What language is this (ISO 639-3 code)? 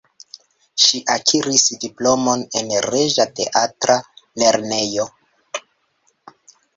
epo